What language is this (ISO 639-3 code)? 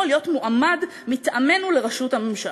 heb